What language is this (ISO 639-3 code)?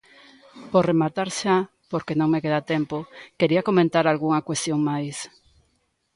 glg